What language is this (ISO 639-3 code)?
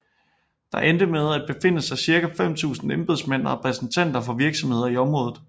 dan